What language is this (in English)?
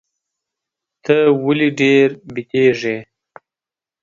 Pashto